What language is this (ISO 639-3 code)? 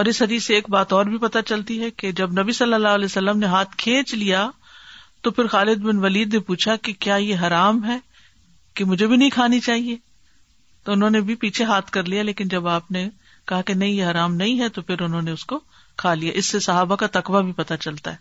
urd